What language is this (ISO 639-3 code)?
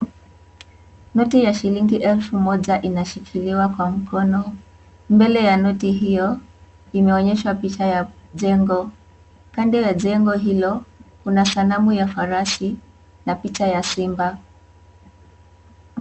swa